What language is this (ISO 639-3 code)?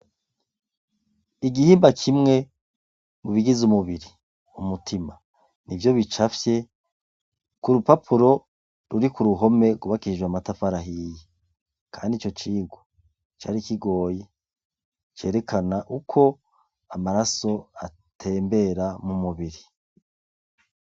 run